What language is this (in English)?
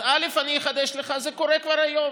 Hebrew